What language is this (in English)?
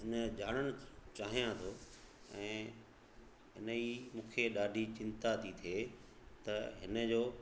Sindhi